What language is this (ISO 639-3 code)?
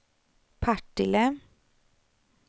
swe